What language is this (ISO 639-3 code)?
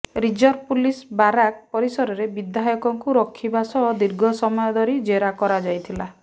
ori